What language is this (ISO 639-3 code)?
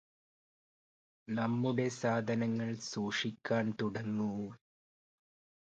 mal